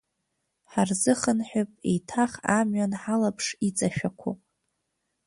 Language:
Abkhazian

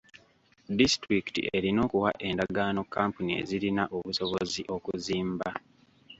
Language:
Ganda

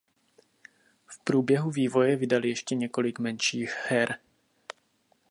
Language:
Czech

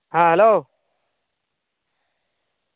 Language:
Santali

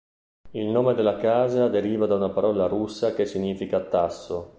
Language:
Italian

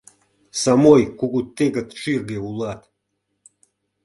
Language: Mari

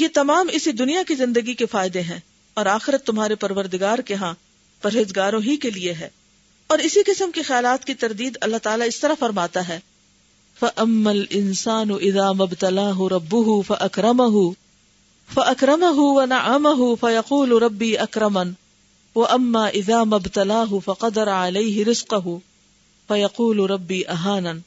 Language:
Urdu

